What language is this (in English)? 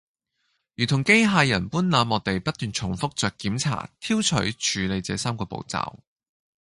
Cantonese